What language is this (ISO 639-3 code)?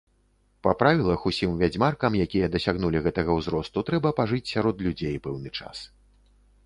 bel